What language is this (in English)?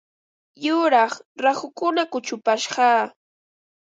Ambo-Pasco Quechua